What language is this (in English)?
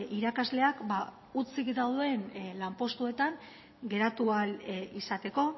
Basque